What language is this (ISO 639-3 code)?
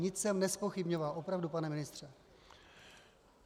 ces